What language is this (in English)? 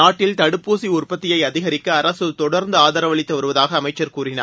Tamil